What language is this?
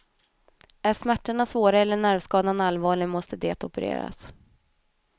Swedish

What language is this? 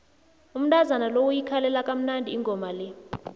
South Ndebele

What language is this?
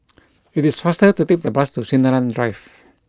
English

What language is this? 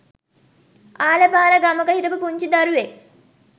Sinhala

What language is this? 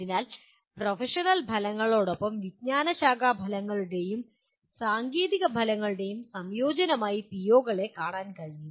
Malayalam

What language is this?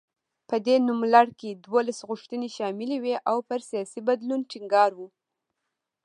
Pashto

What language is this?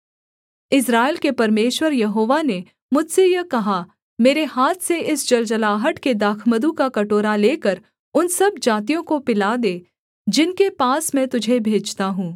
Hindi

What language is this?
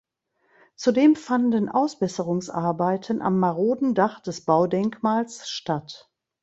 German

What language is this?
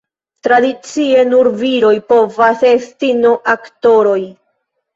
Esperanto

